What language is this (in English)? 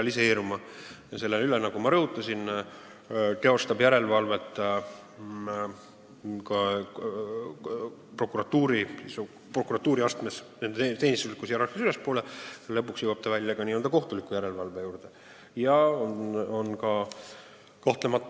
Estonian